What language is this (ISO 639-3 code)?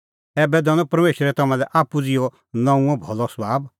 kfx